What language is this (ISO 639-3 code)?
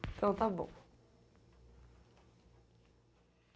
por